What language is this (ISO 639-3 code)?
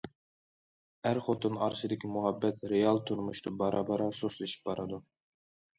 uig